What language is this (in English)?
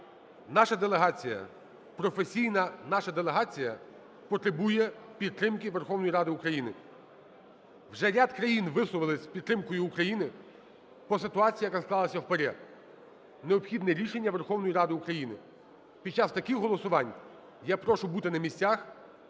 Ukrainian